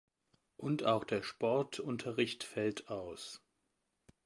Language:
German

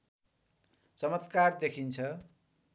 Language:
Nepali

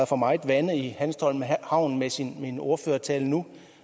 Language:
Danish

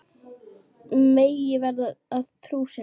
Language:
Icelandic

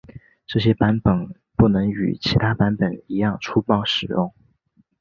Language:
Chinese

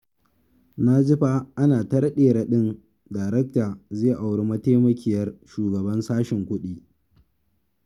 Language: Hausa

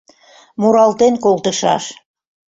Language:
Mari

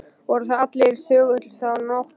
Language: Icelandic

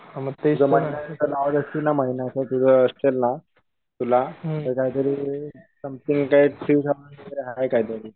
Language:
Marathi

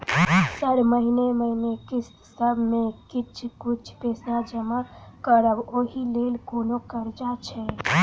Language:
Maithili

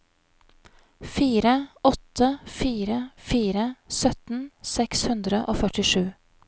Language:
Norwegian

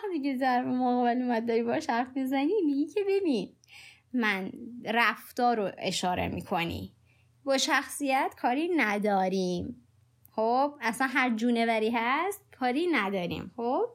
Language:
Persian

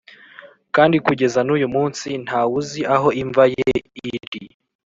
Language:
Kinyarwanda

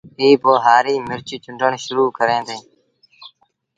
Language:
Sindhi Bhil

